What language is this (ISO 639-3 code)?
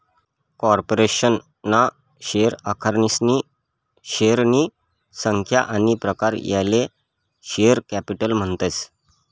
mar